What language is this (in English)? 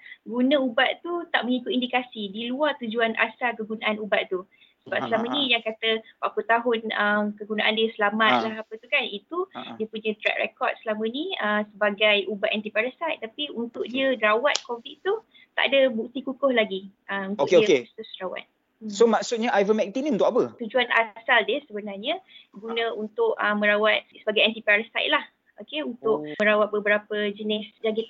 Malay